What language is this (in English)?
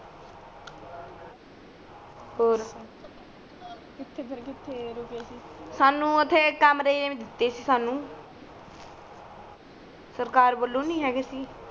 Punjabi